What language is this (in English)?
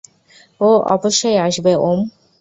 Bangla